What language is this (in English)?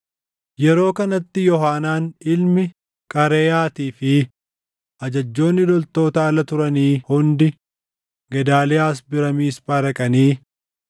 Oromo